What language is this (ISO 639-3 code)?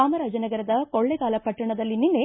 kan